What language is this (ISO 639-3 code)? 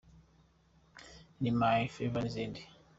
kin